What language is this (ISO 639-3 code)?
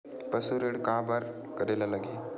hne